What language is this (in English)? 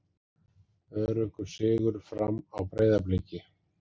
Icelandic